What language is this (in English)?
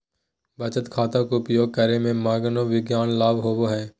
Magahi